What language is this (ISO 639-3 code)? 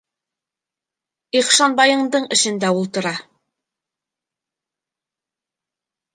bak